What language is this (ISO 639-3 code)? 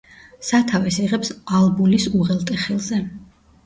kat